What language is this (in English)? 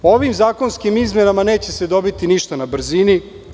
Serbian